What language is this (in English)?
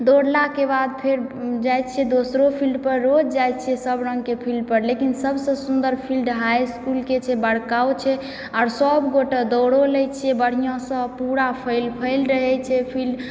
Maithili